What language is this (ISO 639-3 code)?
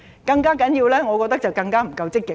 yue